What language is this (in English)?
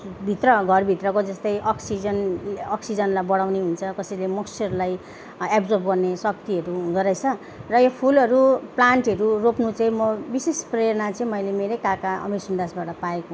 Nepali